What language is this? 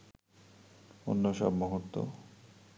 Bangla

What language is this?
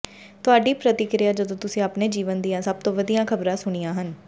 Punjabi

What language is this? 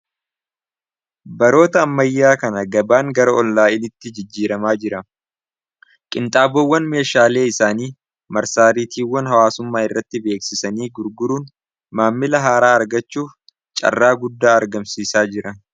Oromo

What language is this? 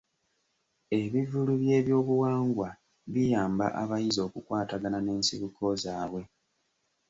Ganda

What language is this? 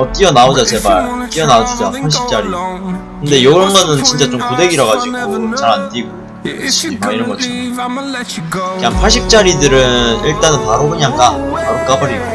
Korean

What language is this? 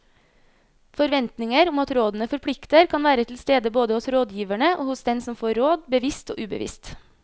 Norwegian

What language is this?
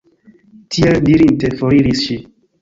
Esperanto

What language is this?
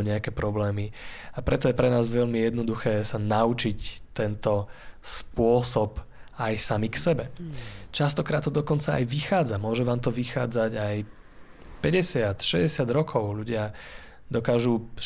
Slovak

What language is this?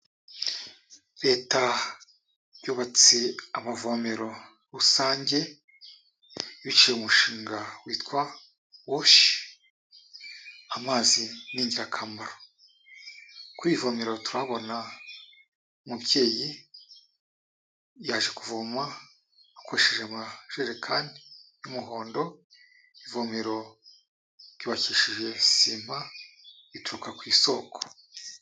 Kinyarwanda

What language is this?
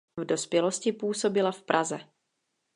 Czech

